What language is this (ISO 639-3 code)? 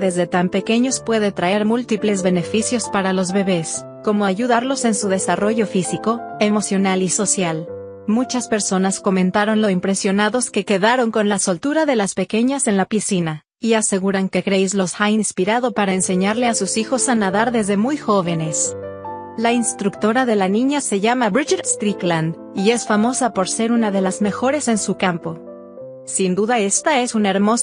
spa